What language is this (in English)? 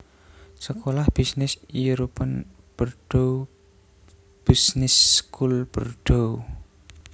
Javanese